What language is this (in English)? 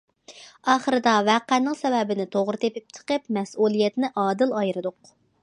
Uyghur